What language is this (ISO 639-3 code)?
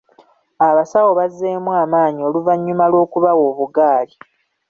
lug